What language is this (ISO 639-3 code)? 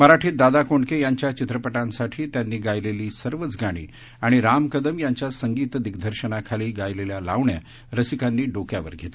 mar